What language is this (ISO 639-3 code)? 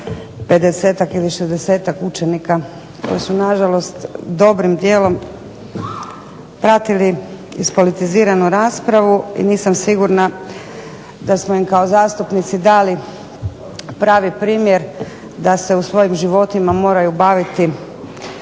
hrv